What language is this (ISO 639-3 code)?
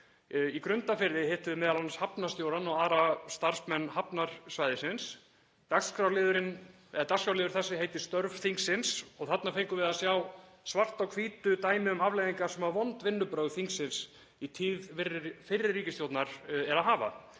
isl